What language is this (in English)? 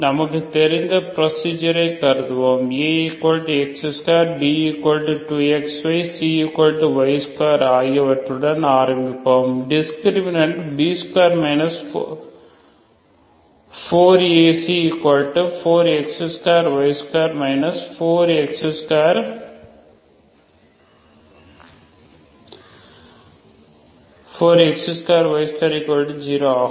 Tamil